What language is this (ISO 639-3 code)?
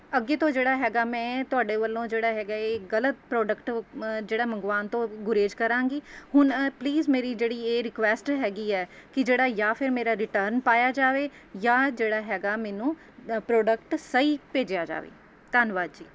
pan